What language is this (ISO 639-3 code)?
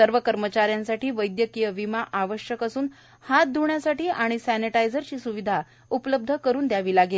mar